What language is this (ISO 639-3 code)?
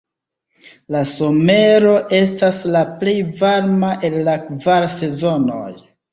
epo